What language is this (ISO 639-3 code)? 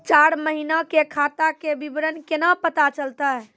mai